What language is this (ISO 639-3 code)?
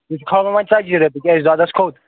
kas